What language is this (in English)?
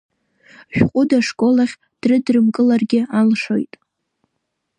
Abkhazian